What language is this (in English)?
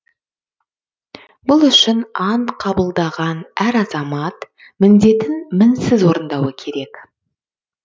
Kazakh